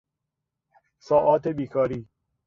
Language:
Persian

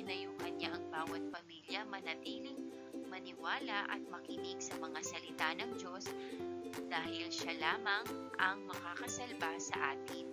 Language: Filipino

